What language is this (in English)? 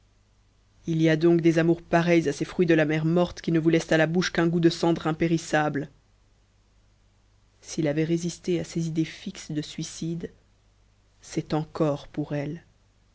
French